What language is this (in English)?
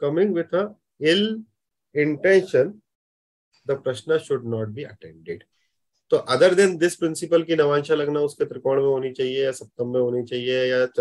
Hindi